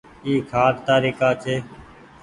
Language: Goaria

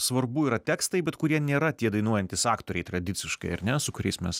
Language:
Lithuanian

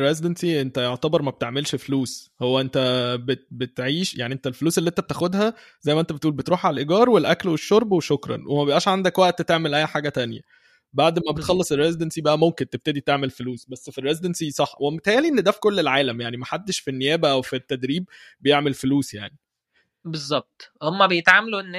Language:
Arabic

